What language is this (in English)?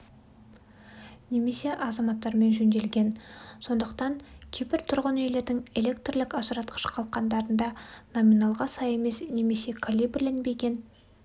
Kazakh